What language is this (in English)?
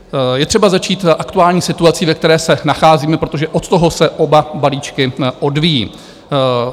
Czech